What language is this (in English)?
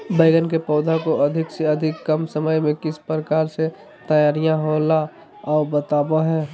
Magahi